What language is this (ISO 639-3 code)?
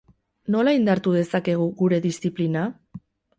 eus